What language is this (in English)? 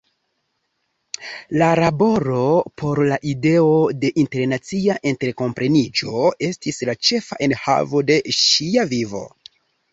Esperanto